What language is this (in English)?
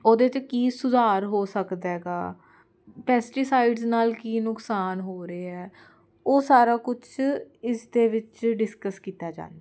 Punjabi